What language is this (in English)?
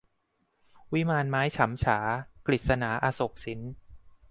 Thai